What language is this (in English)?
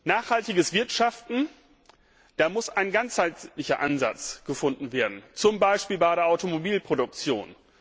German